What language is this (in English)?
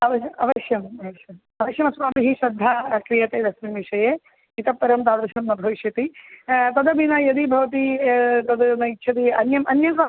Sanskrit